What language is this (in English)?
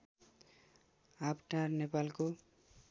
Nepali